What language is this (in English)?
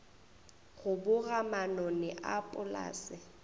Northern Sotho